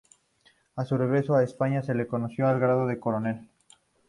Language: Spanish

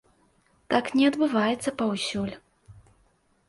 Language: Belarusian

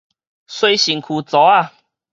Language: Min Nan Chinese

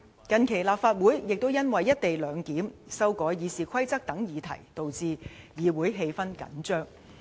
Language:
Cantonese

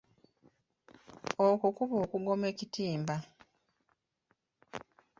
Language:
Ganda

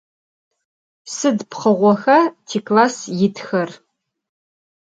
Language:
Adyghe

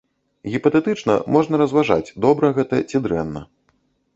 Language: Belarusian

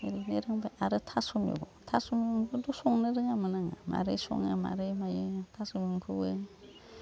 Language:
Bodo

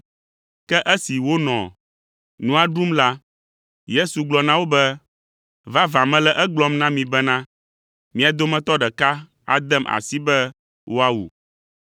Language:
Ewe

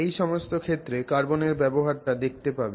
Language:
Bangla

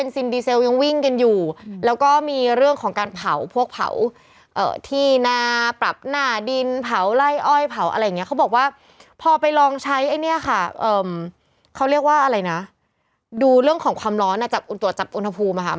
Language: Thai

